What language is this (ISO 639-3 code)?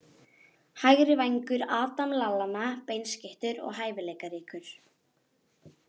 isl